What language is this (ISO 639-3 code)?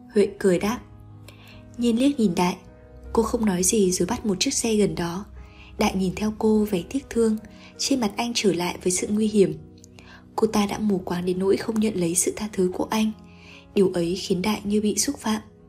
vie